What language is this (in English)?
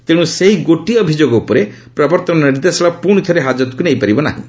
Odia